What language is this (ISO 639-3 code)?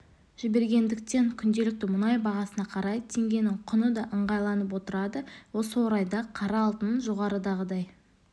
kaz